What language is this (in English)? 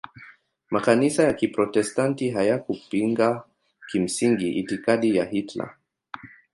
Swahili